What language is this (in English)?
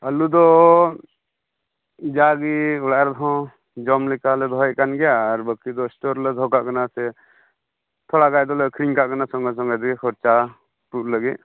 Santali